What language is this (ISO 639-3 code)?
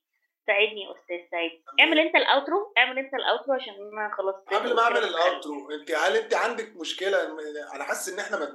ara